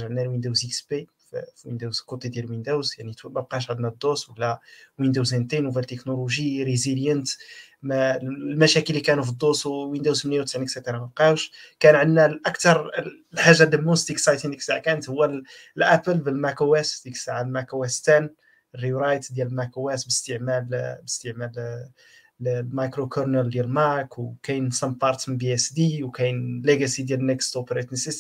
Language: Arabic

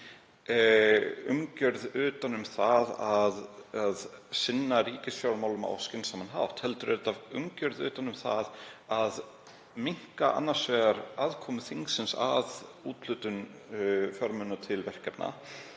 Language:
Icelandic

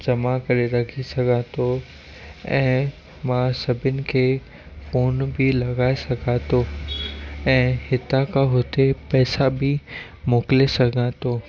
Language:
Sindhi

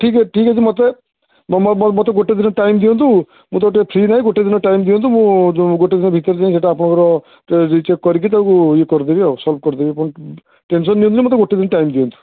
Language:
Odia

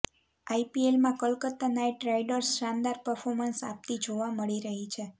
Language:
Gujarati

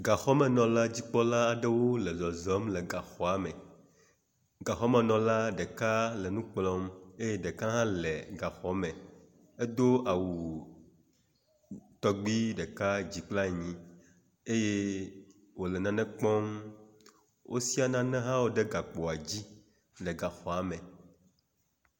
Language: Ewe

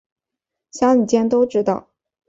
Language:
Chinese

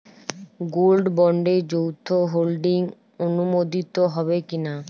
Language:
Bangla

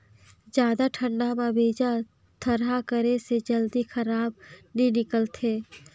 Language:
Chhattisgarhi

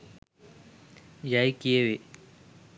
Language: Sinhala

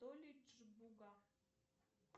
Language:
Russian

